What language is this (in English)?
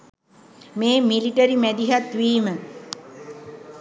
Sinhala